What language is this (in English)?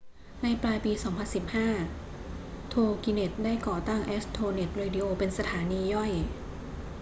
Thai